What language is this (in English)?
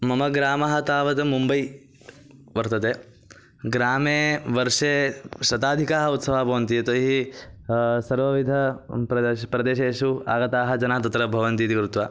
Sanskrit